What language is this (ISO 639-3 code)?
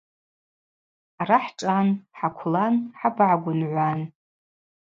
abq